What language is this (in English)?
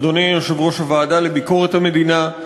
Hebrew